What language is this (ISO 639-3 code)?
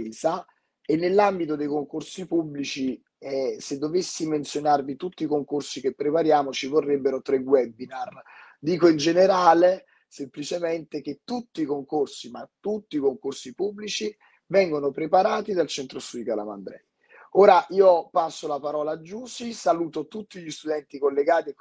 ita